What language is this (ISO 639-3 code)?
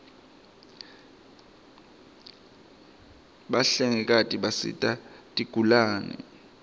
ssw